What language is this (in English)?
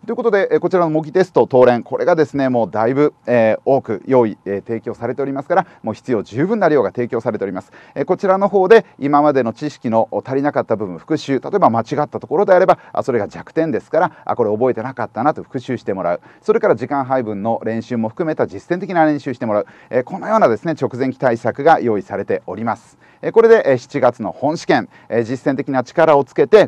Japanese